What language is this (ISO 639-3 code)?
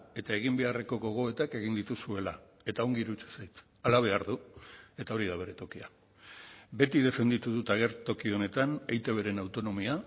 eus